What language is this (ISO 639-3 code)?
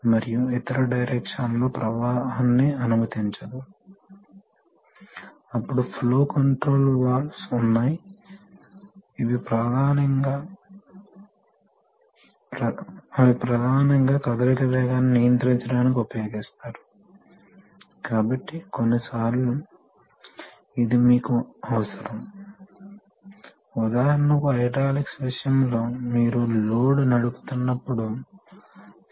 tel